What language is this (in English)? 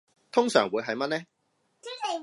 Cantonese